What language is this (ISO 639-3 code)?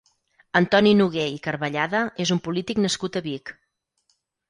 cat